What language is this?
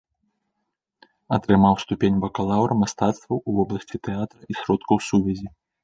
Belarusian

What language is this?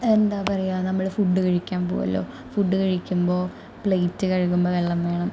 Malayalam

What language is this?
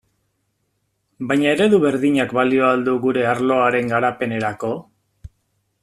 Basque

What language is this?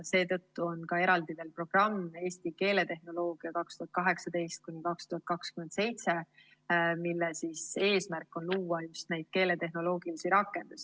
Estonian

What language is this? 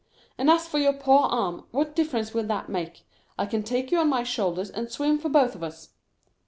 English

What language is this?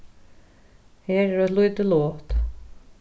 Faroese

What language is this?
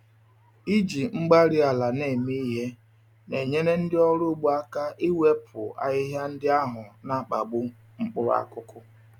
Igbo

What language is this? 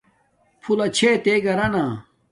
Domaaki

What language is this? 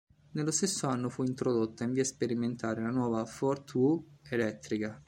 Italian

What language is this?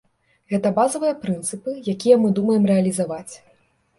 Belarusian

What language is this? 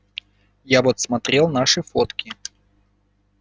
Russian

